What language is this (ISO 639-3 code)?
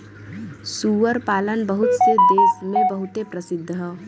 bho